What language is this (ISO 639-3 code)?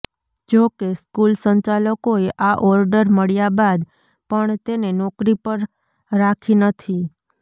guj